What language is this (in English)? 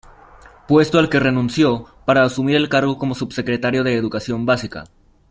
Spanish